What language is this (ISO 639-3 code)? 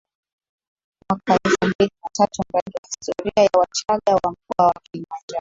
swa